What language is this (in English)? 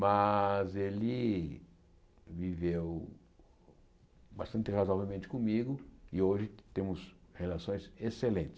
Portuguese